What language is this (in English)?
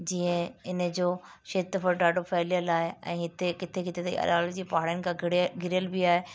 Sindhi